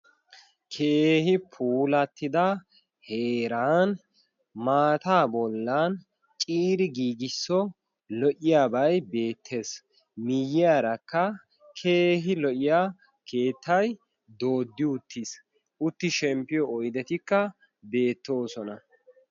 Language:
Wolaytta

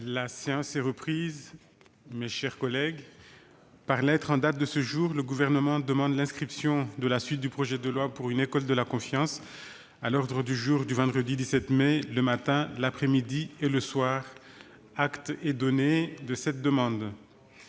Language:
French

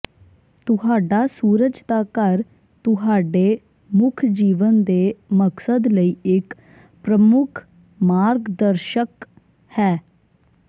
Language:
Punjabi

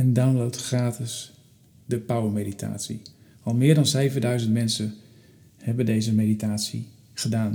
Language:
Dutch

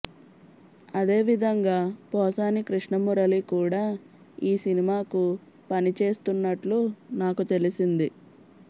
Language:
Telugu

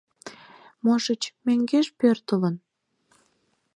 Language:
Mari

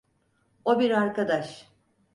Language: Turkish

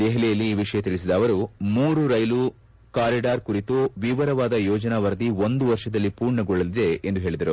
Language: Kannada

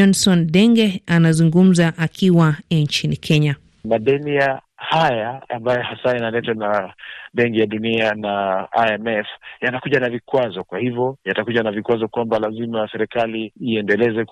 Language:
Swahili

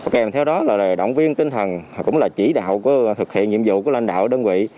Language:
Vietnamese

